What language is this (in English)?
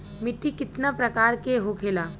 Bhojpuri